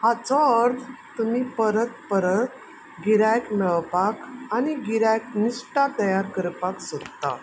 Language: Konkani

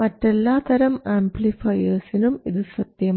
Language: Malayalam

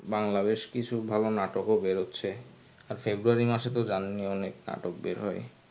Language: Bangla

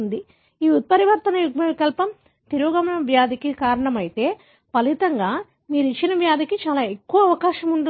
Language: Telugu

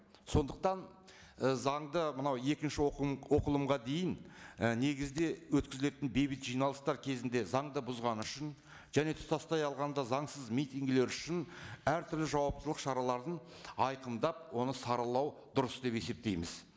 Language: Kazakh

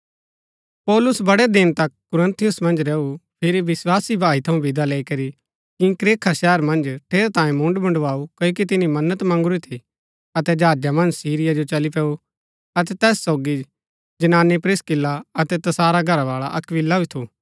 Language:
Gaddi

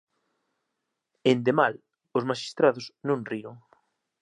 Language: Galician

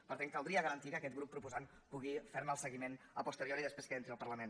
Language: Catalan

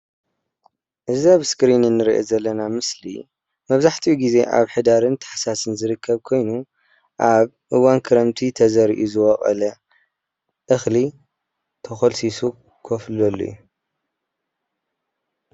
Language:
Tigrinya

